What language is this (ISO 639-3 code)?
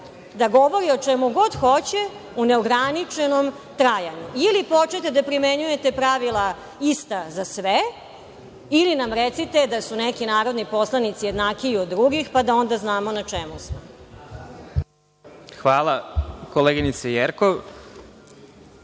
srp